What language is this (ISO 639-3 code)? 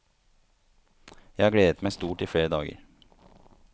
nor